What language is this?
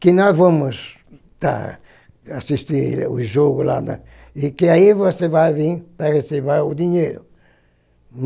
Portuguese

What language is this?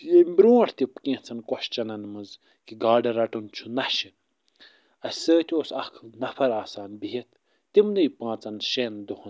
Kashmiri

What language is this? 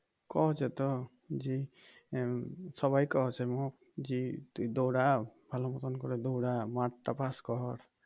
Bangla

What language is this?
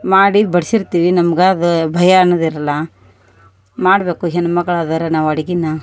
Kannada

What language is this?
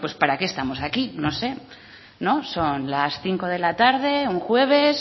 Spanish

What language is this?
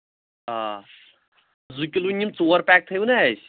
Kashmiri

